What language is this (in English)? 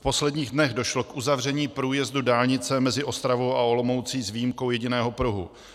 Czech